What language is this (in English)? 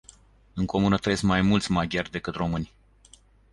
Romanian